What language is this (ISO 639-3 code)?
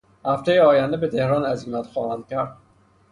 fas